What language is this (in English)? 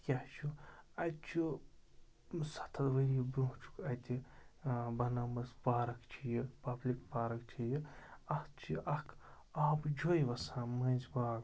Kashmiri